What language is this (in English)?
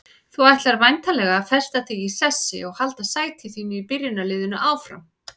Icelandic